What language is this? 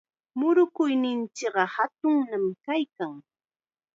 Chiquián Ancash Quechua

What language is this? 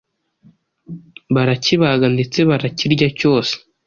Kinyarwanda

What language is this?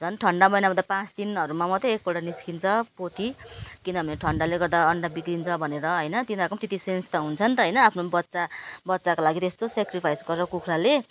Nepali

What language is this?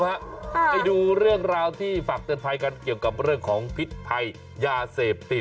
Thai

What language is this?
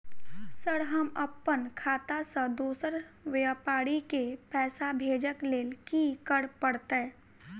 Maithili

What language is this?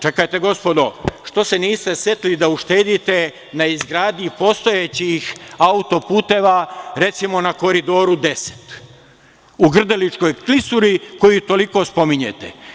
Serbian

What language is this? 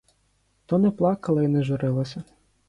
Ukrainian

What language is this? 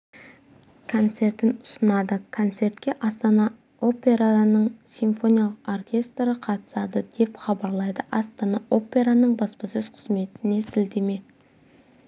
Kazakh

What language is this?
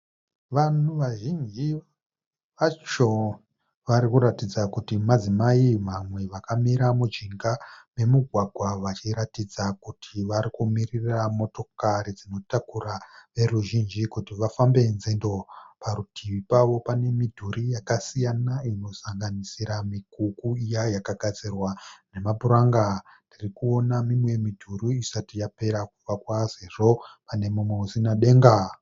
Shona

